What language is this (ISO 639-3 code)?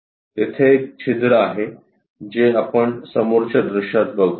mar